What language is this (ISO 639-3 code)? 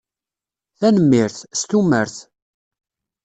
kab